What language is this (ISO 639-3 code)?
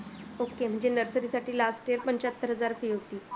mar